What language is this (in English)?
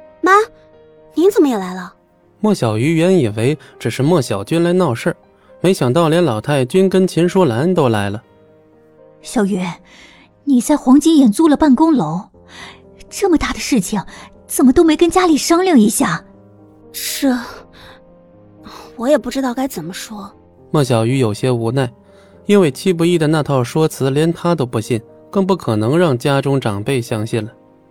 Chinese